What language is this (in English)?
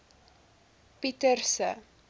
Afrikaans